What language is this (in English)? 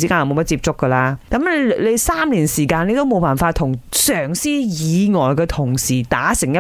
Chinese